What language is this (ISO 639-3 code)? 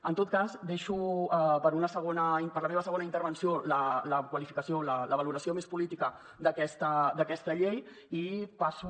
cat